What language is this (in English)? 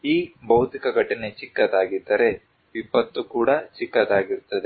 Kannada